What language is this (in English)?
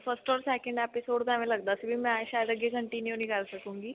Punjabi